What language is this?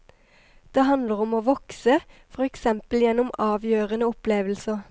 Norwegian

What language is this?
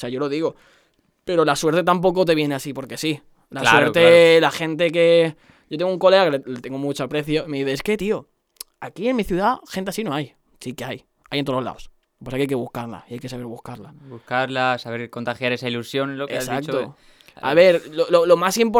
Spanish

